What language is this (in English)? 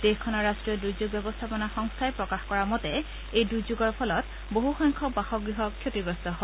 Assamese